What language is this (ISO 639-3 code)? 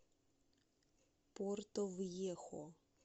rus